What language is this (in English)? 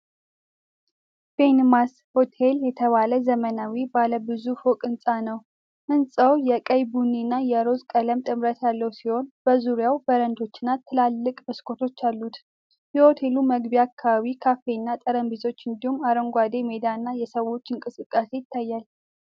Amharic